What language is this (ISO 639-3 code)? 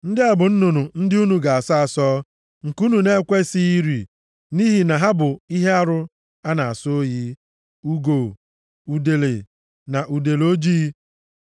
ibo